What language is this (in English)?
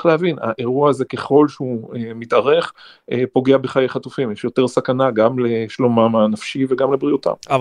Hebrew